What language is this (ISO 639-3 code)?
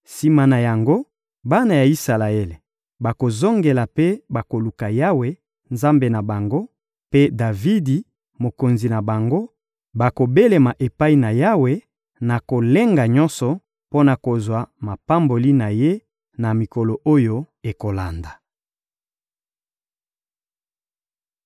lin